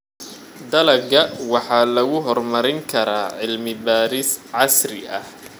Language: Somali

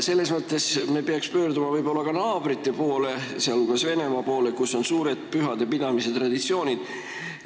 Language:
Estonian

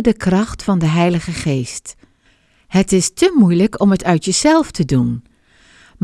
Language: Dutch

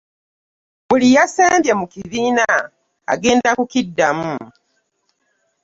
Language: Ganda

